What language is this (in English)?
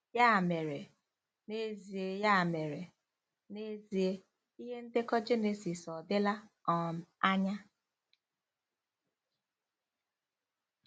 Igbo